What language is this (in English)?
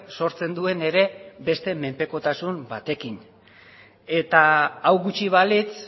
Basque